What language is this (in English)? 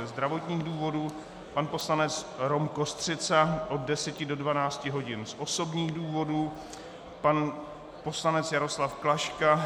Czech